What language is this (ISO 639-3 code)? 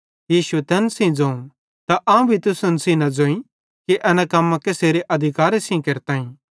bhd